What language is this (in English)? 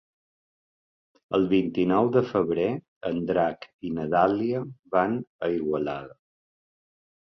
Catalan